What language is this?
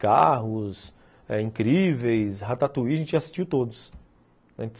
Portuguese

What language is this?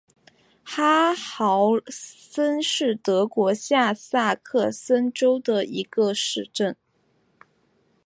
Chinese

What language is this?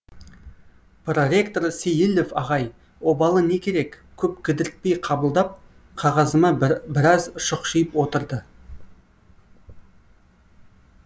Kazakh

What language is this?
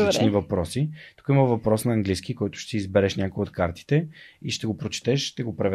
Bulgarian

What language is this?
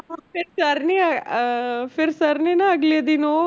Punjabi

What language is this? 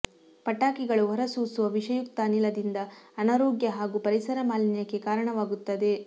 Kannada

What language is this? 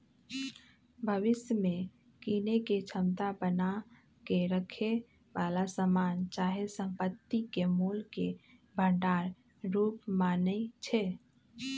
Magahi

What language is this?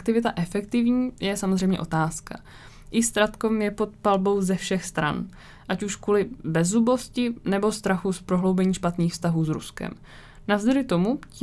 Czech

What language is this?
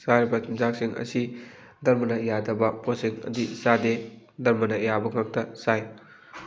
Manipuri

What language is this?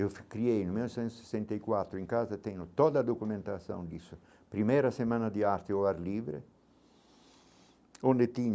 Portuguese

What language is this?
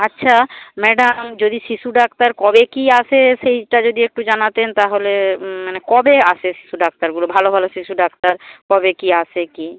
Bangla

